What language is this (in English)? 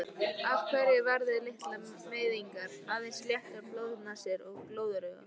Icelandic